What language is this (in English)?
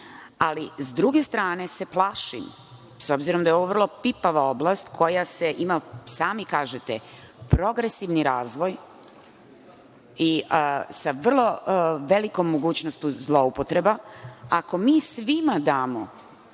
Serbian